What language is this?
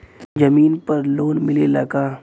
Bhojpuri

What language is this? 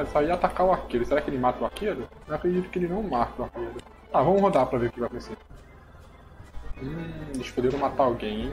Portuguese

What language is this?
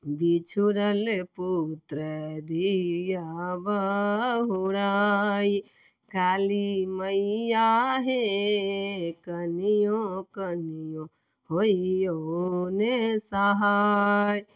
Maithili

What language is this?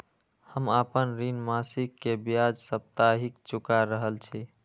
Maithili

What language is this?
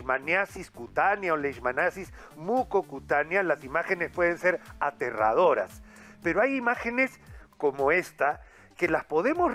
Spanish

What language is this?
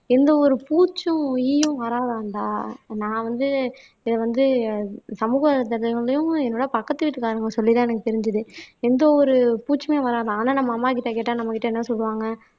Tamil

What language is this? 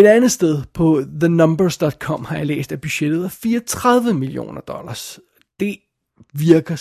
Danish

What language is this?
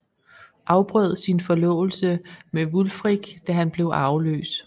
Danish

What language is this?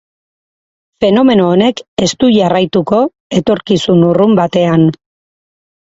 Basque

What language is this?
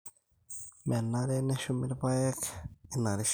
Masai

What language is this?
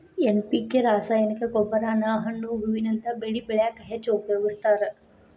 Kannada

